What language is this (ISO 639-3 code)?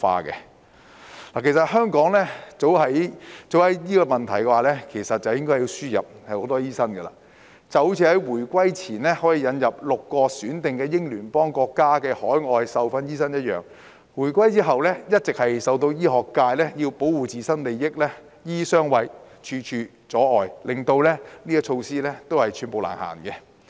yue